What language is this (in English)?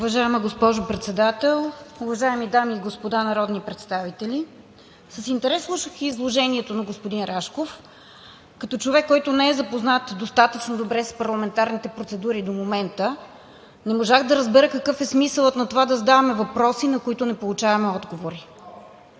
Bulgarian